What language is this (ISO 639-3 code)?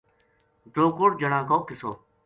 gju